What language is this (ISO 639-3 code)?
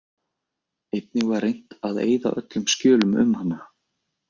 isl